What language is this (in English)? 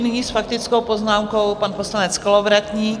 Czech